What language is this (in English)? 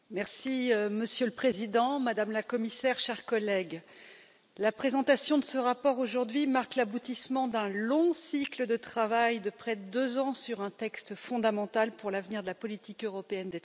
French